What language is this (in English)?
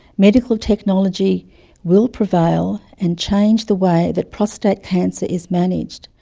English